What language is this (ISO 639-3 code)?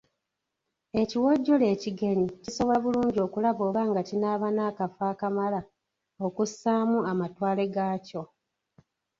lug